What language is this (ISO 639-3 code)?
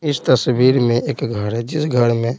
hin